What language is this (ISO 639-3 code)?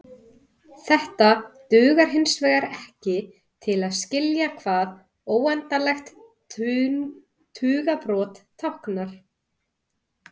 isl